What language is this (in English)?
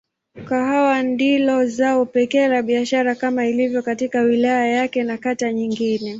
Swahili